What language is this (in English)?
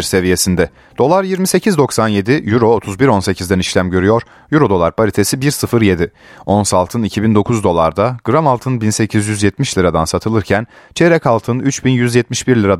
Turkish